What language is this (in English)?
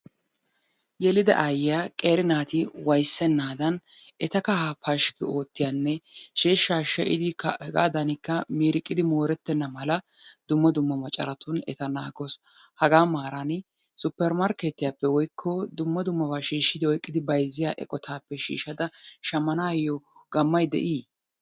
Wolaytta